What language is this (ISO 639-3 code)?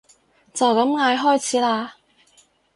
yue